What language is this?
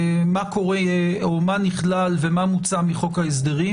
Hebrew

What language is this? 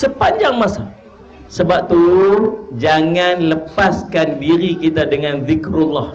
Malay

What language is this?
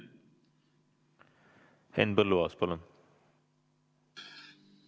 Estonian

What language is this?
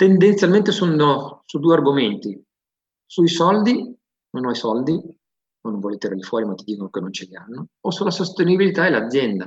Italian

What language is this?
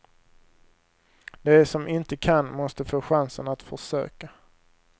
Swedish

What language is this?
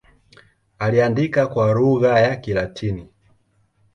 Swahili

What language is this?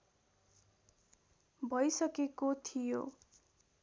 Nepali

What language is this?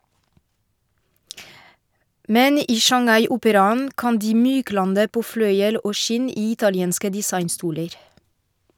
Norwegian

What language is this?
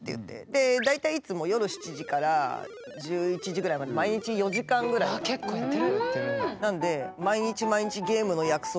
Japanese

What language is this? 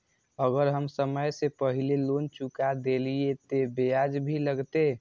Maithili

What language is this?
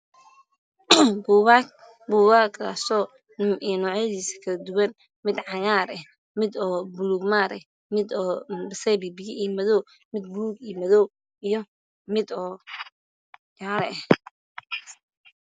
Somali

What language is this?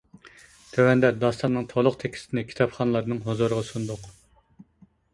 Uyghur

